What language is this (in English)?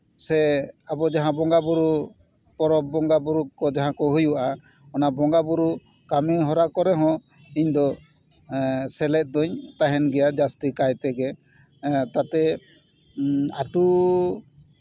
Santali